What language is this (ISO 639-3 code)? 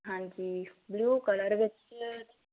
pan